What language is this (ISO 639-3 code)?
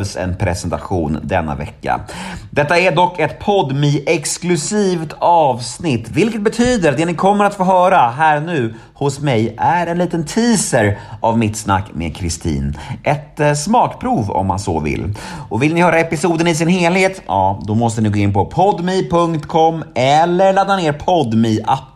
swe